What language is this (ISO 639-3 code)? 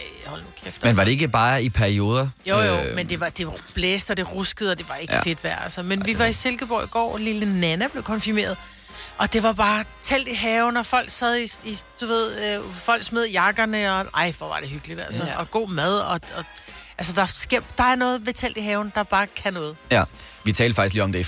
dan